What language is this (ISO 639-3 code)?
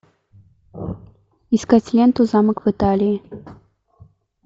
rus